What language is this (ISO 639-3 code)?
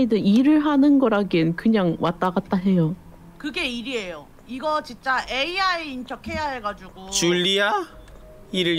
kor